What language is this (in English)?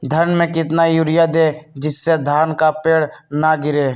Magahi